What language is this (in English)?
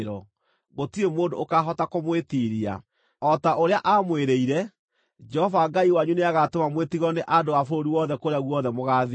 Kikuyu